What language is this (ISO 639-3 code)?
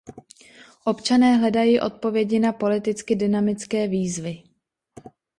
ces